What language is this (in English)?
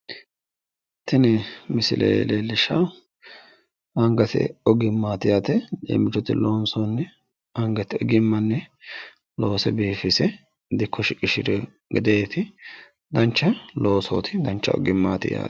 Sidamo